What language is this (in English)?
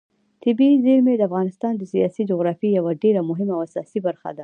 Pashto